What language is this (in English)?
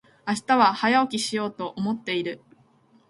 Japanese